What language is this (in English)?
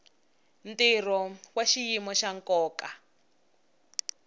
Tsonga